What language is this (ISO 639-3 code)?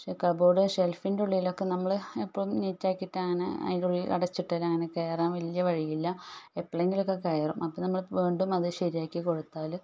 mal